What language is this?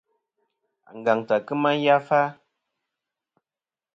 Kom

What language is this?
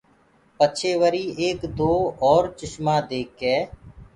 Gurgula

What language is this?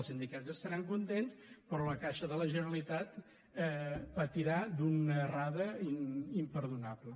Catalan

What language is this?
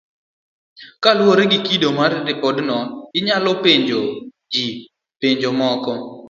Luo (Kenya and Tanzania)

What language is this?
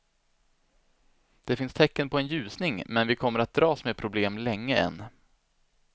Swedish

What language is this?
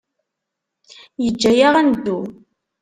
Kabyle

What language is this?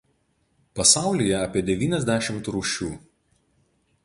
Lithuanian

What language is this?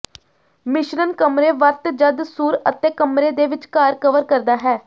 Punjabi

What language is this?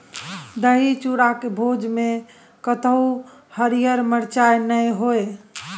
Maithili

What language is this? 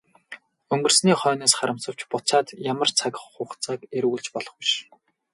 Mongolian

